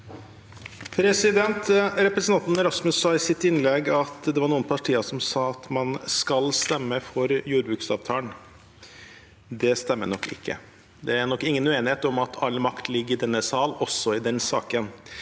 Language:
Norwegian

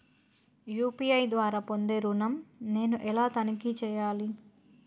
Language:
Telugu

